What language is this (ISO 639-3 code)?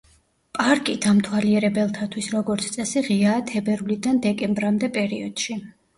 kat